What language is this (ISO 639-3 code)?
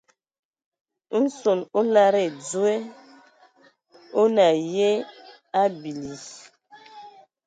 ewo